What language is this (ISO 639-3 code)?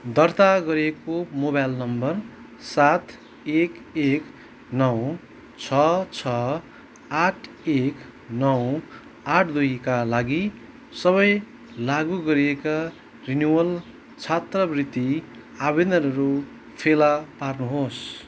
nep